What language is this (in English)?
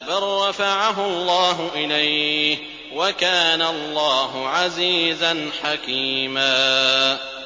Arabic